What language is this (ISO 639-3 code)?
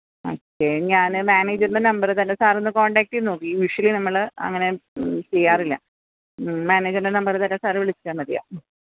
mal